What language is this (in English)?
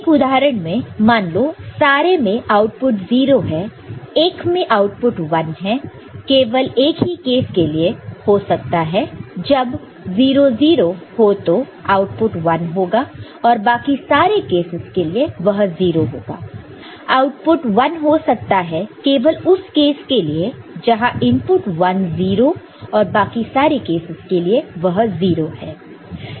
Hindi